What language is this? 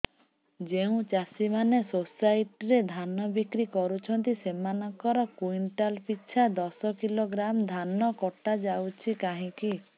Odia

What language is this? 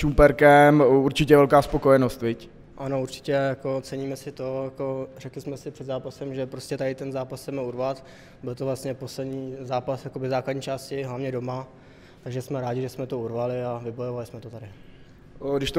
Czech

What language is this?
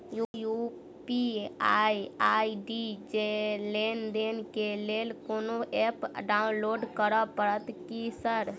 Maithili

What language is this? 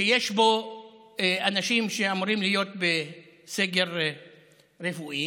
Hebrew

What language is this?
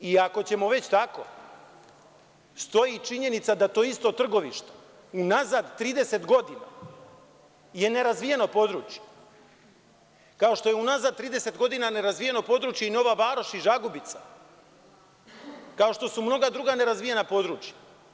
Serbian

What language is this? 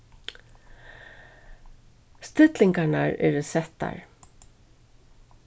Faroese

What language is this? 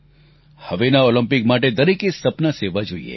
Gujarati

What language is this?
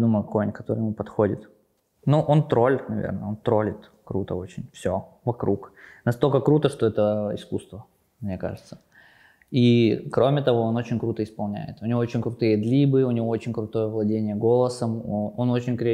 Russian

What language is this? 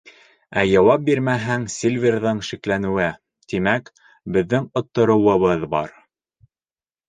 Bashkir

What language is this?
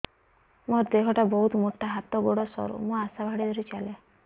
Odia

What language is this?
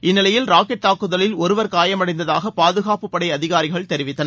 Tamil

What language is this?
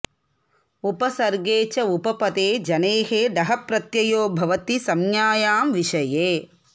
Sanskrit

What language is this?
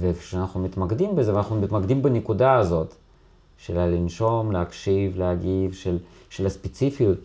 Hebrew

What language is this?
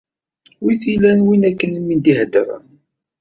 Kabyle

